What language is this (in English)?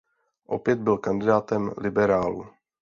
Czech